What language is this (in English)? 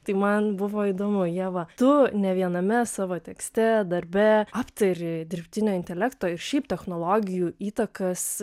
Lithuanian